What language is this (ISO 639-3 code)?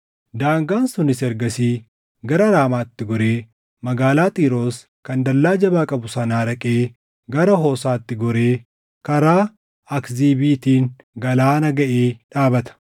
orm